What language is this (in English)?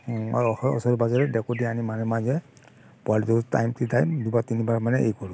Assamese